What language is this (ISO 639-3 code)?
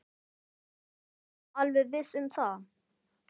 isl